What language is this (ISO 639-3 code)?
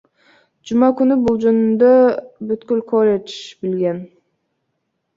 kir